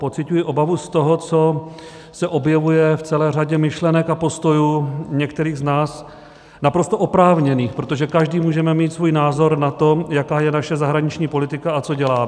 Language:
Czech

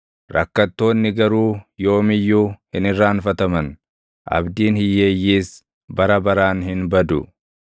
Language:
Oromo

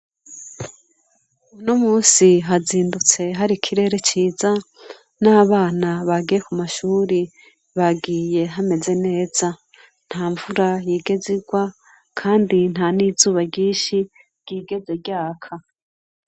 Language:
Rundi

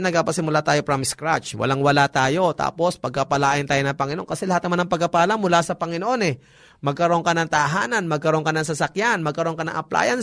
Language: Filipino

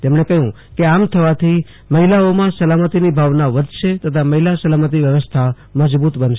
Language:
Gujarati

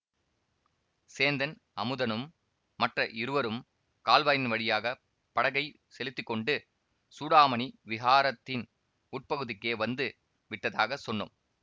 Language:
Tamil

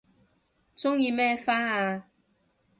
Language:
Cantonese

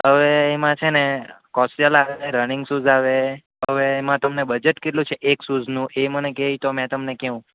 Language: Gujarati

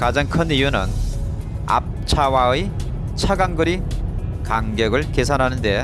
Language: Korean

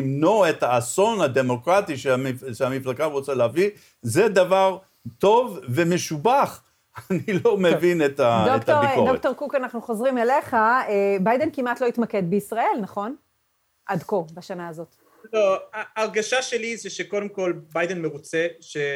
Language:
Hebrew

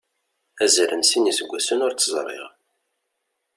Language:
Kabyle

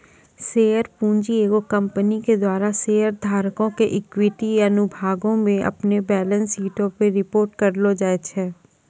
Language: Maithili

